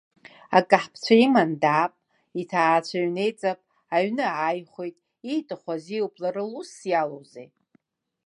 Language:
Abkhazian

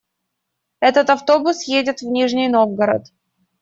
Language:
Russian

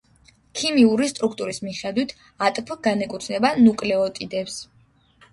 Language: Georgian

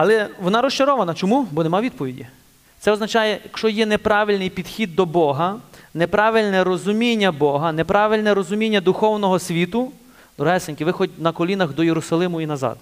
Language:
Ukrainian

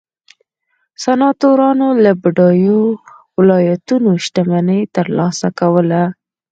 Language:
Pashto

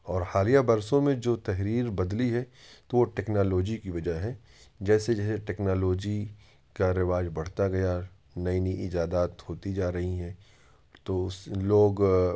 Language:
Urdu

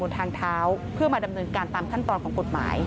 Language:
Thai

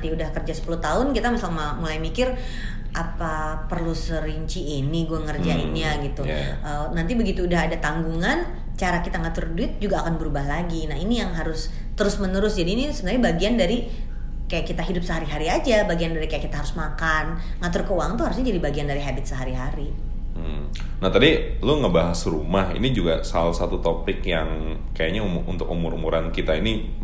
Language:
Indonesian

